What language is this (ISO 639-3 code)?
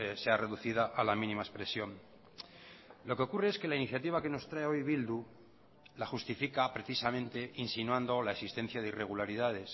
spa